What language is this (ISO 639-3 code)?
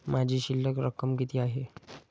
mar